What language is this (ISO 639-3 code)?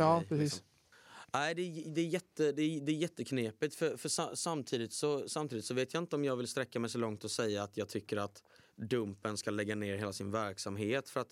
swe